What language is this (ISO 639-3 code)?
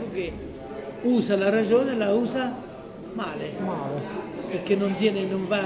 ita